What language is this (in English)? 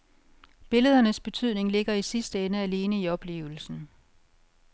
Danish